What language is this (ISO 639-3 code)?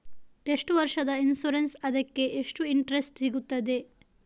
kan